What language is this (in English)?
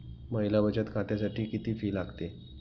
Marathi